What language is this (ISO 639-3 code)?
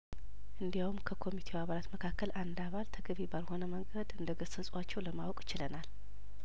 amh